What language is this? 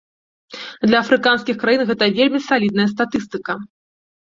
Belarusian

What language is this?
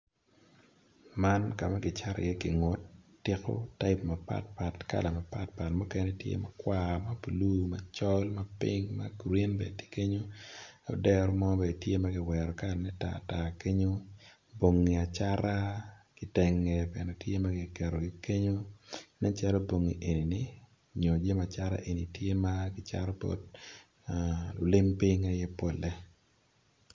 Acoli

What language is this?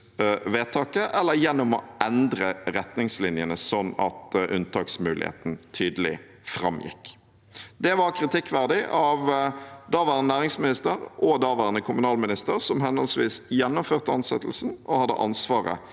Norwegian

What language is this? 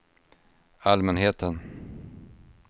Swedish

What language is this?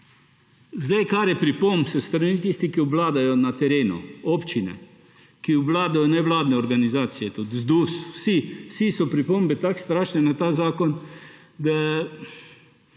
Slovenian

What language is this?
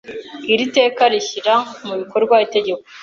Kinyarwanda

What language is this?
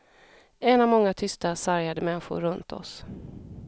Swedish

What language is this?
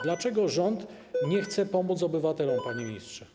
Polish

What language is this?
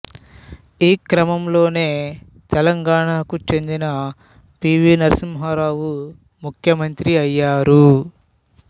Telugu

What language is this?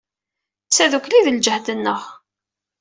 Kabyle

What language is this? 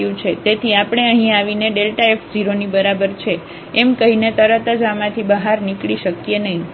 Gujarati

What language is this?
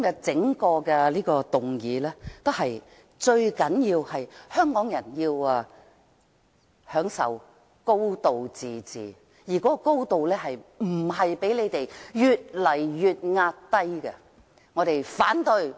Cantonese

